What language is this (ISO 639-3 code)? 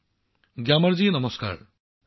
asm